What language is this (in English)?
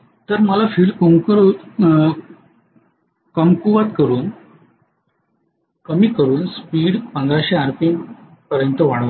Marathi